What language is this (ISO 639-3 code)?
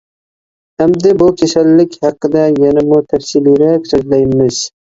uig